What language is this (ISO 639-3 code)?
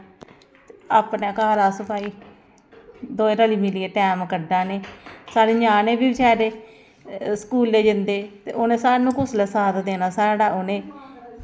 doi